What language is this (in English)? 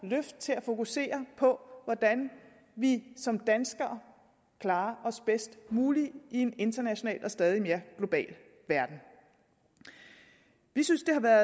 Danish